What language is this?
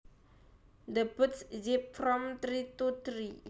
Javanese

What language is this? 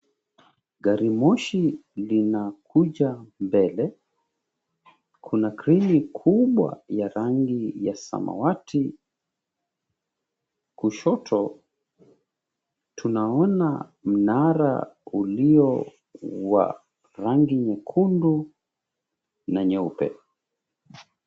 Swahili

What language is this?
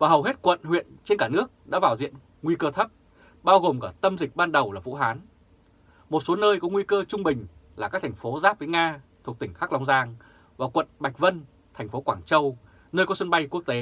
Vietnamese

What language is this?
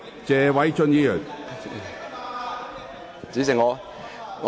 Cantonese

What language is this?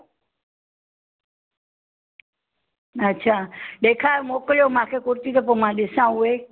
Sindhi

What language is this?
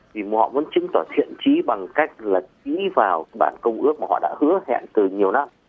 Vietnamese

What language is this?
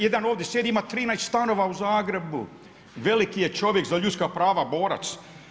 Croatian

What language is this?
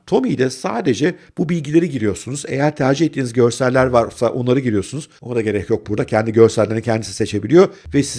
Turkish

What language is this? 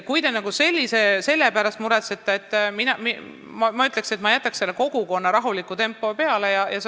Estonian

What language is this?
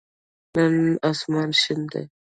Pashto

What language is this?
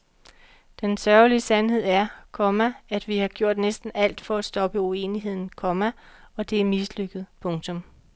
Danish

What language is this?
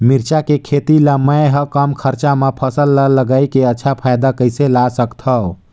Chhattisgarhi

